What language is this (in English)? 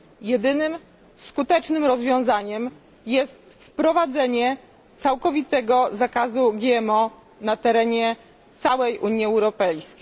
Polish